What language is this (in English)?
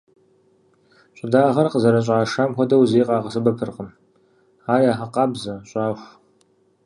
Kabardian